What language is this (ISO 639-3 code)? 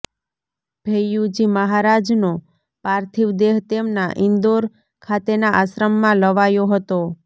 guj